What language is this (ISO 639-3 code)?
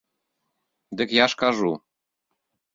bel